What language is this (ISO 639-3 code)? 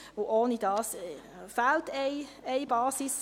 gsw